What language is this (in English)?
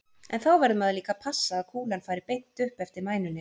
Icelandic